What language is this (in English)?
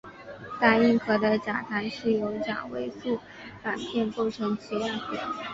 Chinese